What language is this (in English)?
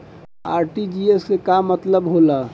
Bhojpuri